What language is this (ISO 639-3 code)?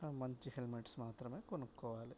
tel